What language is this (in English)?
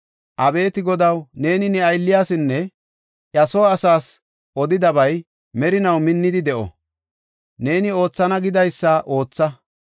Gofa